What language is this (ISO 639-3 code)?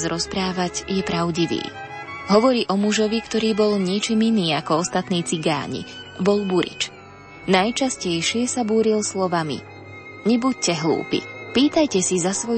slk